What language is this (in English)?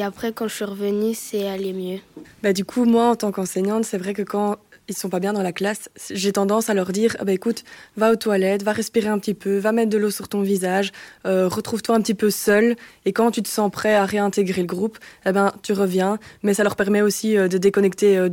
French